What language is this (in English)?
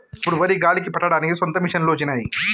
Telugu